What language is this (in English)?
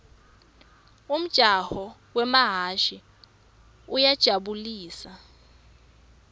Swati